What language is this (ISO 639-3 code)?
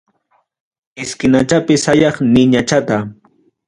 quy